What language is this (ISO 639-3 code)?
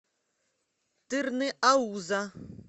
rus